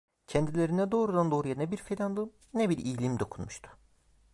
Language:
Turkish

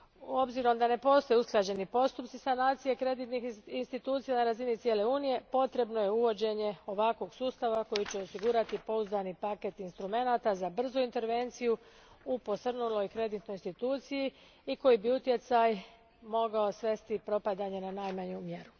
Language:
Croatian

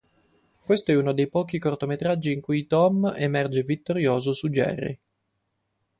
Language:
Italian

